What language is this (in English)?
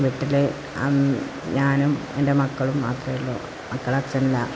Malayalam